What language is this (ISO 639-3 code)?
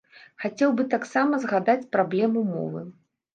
bel